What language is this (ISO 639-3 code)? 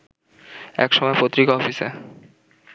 ben